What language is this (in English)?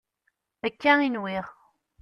Kabyle